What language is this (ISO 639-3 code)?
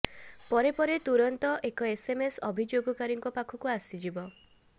ori